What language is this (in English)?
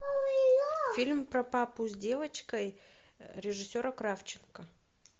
Russian